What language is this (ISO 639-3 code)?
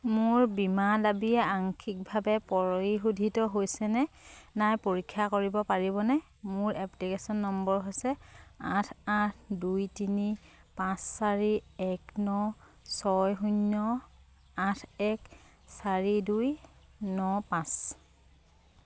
asm